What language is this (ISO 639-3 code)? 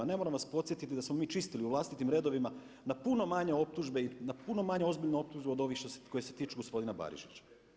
hrv